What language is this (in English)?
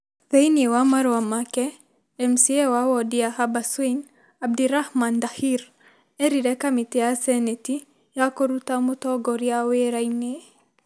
Kikuyu